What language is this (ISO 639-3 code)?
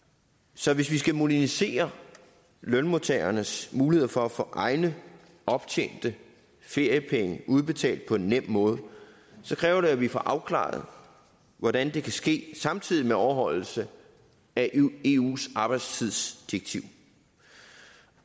dan